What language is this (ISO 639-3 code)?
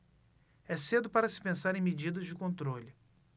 por